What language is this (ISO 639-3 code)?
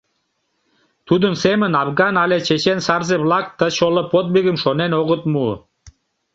chm